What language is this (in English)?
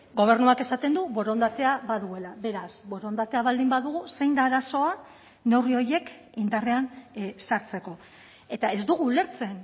Basque